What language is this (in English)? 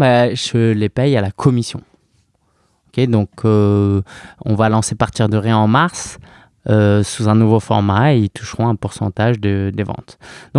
French